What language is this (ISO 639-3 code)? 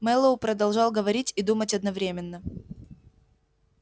rus